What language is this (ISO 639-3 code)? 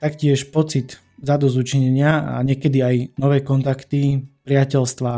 slk